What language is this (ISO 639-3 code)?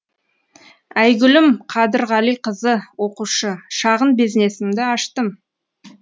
kaz